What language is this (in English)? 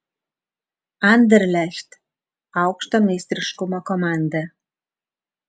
Lithuanian